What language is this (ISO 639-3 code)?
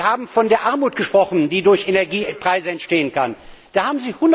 deu